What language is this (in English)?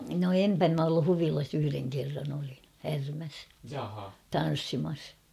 Finnish